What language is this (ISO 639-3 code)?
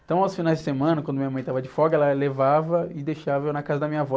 por